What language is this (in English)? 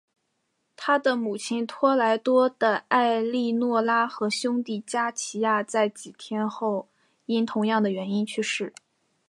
Chinese